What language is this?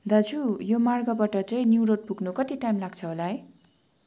Nepali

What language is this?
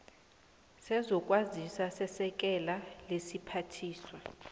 South Ndebele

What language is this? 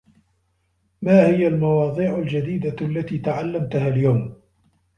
Arabic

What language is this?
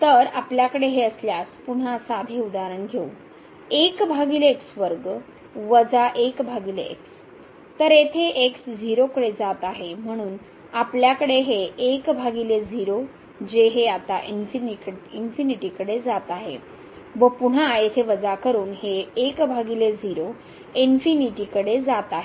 Marathi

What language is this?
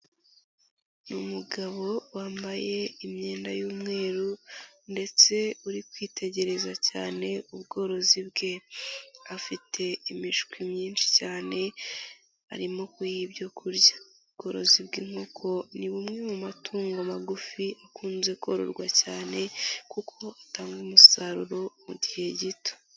Kinyarwanda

